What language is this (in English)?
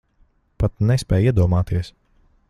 Latvian